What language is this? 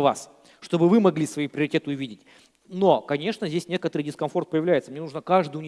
Russian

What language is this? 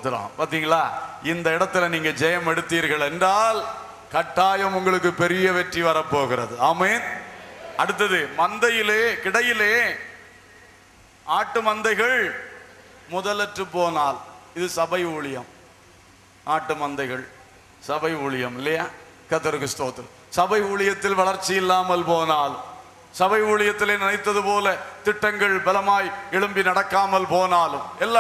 Turkish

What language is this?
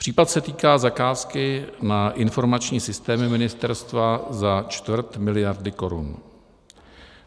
Czech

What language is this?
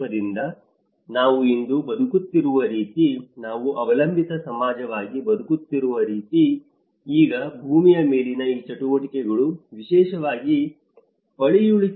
Kannada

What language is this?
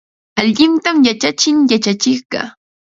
Ambo-Pasco Quechua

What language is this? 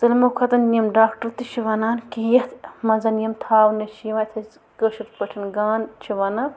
Kashmiri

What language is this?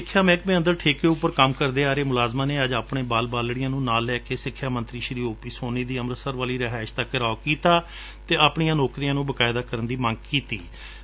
Punjabi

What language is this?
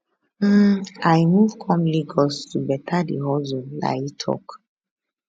Nigerian Pidgin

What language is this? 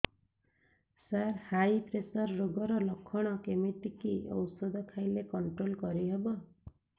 Odia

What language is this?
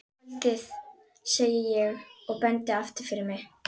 Icelandic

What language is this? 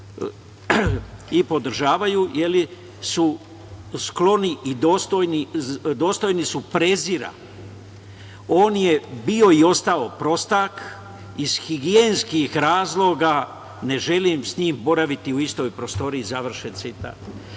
Serbian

